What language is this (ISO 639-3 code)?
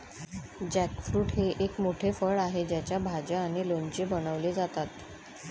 mar